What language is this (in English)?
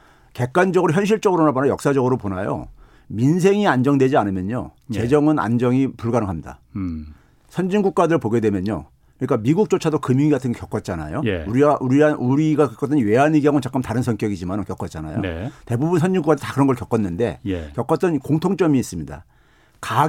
Korean